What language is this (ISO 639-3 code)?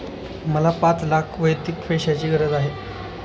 mar